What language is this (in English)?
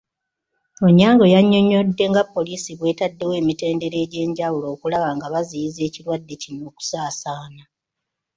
Ganda